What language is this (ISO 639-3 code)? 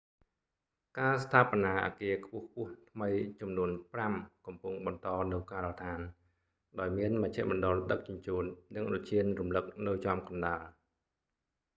khm